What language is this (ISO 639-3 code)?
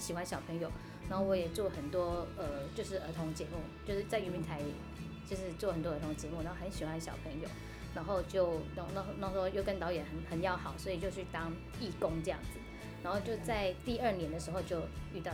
zho